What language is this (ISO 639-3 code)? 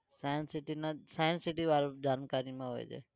guj